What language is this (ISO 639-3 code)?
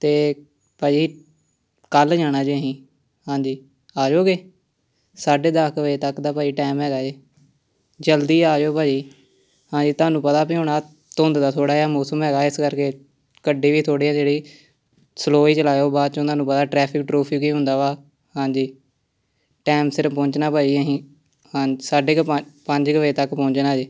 pan